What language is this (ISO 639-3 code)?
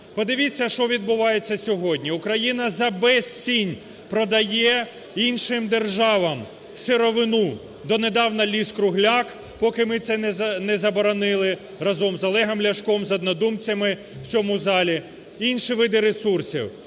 ukr